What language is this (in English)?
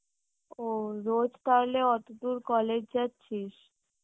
Bangla